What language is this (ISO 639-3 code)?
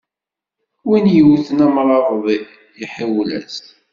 kab